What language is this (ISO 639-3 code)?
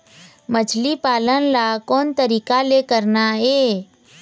hne